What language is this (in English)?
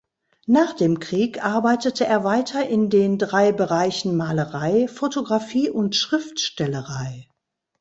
German